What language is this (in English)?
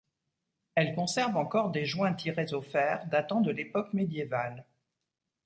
French